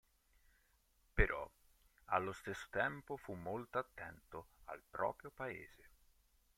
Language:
Italian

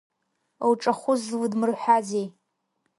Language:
Abkhazian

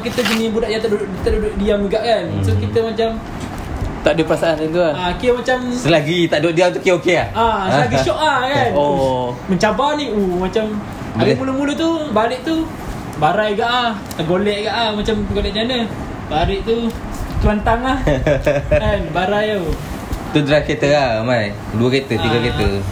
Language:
Malay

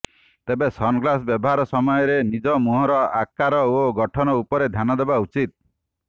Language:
Odia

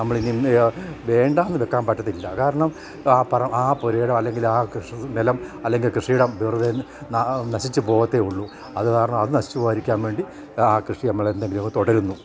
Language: Malayalam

